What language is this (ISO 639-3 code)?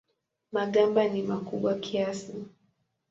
swa